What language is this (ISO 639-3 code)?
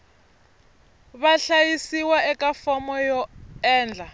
tso